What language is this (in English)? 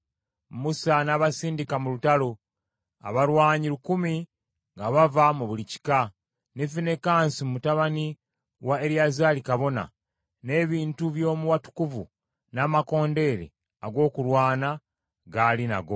Ganda